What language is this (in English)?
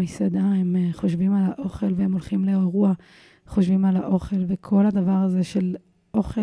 Hebrew